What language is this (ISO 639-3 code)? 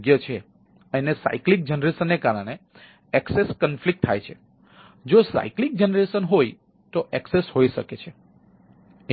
guj